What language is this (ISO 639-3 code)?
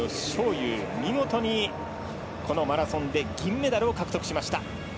jpn